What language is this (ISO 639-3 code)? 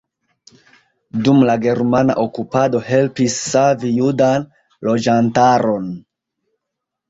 epo